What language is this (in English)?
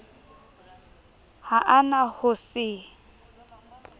Southern Sotho